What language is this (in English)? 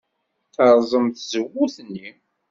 Kabyle